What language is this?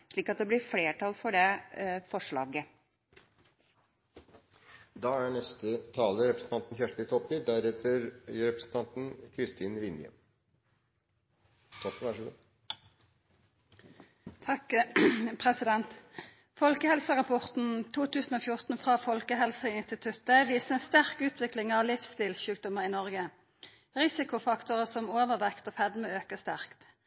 Norwegian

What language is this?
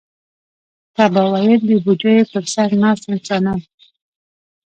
Pashto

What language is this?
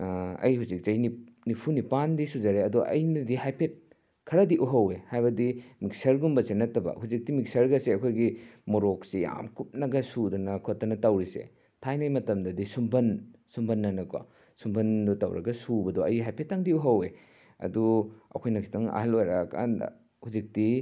Manipuri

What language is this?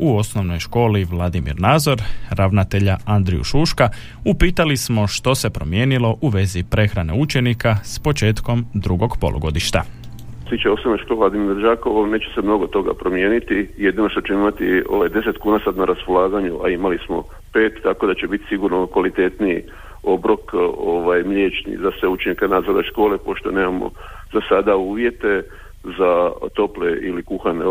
Croatian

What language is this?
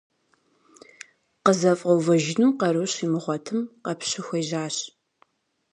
Kabardian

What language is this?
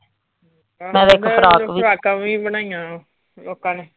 Punjabi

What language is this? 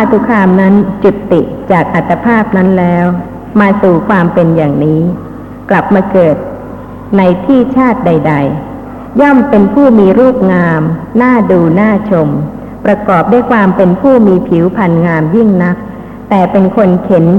Thai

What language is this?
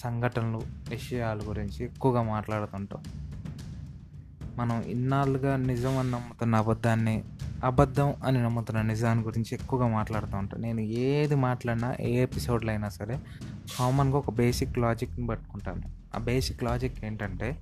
Telugu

